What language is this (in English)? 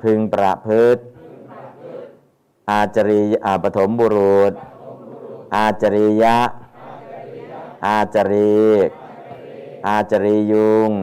Thai